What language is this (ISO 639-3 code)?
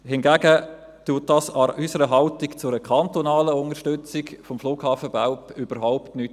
gsw